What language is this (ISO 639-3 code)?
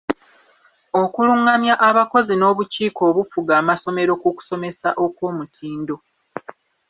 lug